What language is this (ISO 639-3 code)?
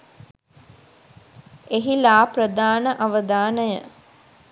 sin